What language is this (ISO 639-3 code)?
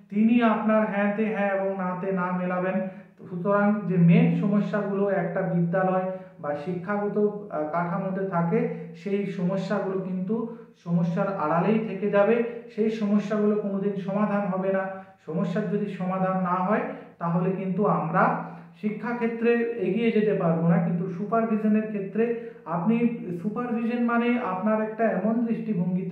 hin